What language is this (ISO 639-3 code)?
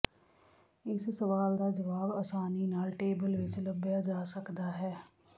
pan